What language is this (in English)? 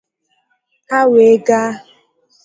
Igbo